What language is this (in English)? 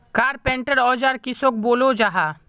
Magahi